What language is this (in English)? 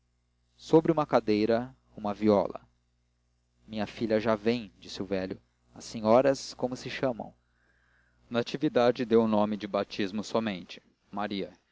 Portuguese